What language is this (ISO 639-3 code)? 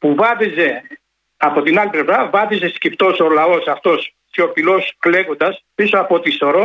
ell